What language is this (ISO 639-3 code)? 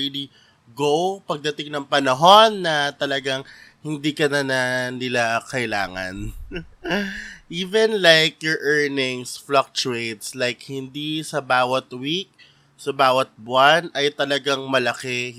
fil